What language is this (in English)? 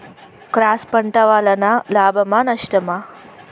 Telugu